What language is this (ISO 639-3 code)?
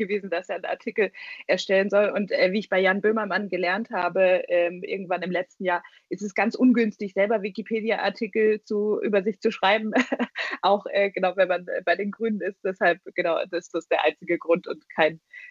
deu